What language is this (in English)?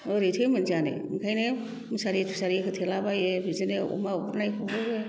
Bodo